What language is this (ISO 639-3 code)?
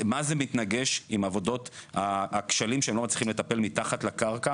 heb